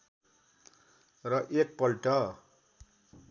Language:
Nepali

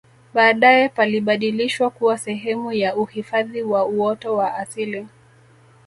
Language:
Swahili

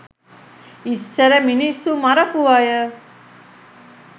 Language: Sinhala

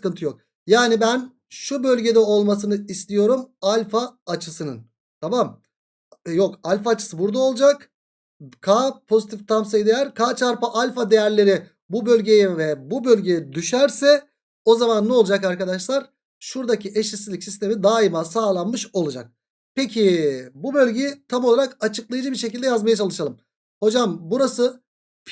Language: Turkish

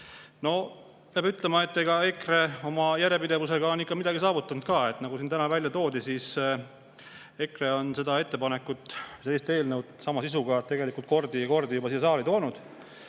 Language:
Estonian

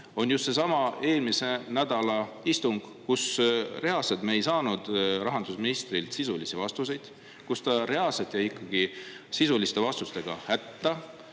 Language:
Estonian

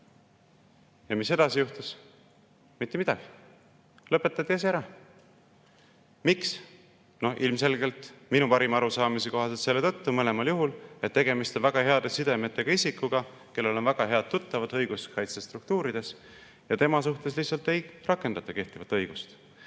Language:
Estonian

